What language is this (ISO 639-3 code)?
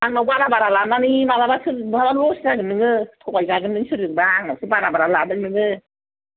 brx